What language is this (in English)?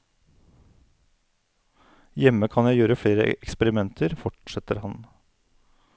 Norwegian